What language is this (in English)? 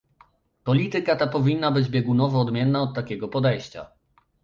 Polish